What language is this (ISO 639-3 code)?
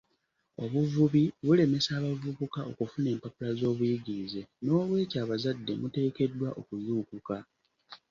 lug